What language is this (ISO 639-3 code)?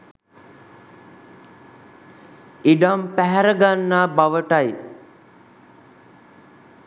sin